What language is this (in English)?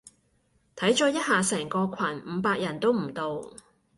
Cantonese